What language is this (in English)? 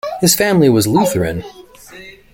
English